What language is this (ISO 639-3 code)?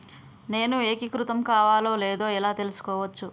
tel